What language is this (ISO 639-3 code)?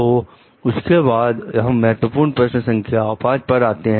hin